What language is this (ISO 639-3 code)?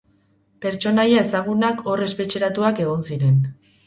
eus